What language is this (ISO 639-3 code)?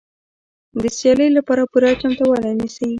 pus